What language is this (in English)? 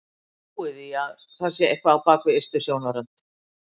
Icelandic